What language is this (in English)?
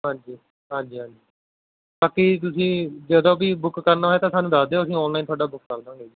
Punjabi